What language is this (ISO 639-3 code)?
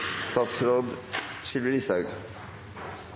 nob